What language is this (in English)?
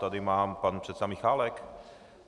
Czech